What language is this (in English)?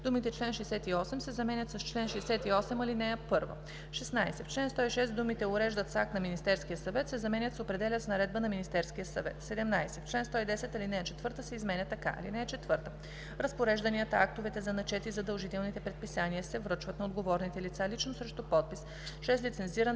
Bulgarian